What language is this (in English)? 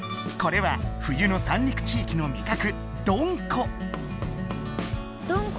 Japanese